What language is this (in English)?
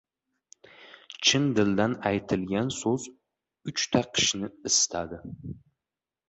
Uzbek